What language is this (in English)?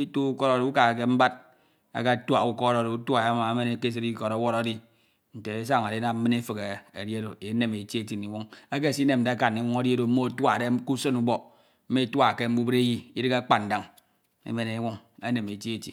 Ito